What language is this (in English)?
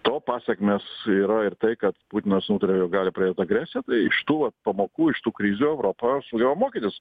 Lithuanian